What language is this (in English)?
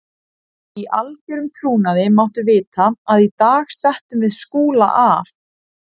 Icelandic